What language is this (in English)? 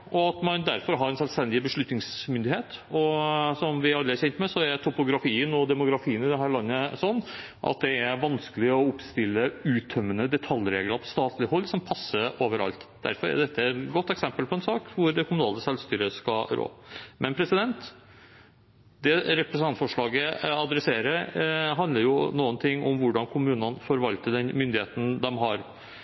Norwegian Bokmål